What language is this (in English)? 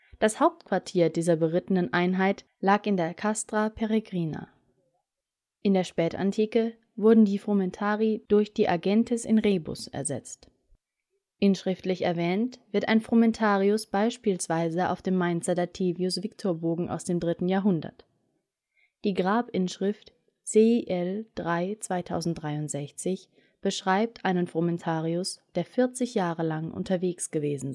German